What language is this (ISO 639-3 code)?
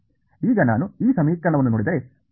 kan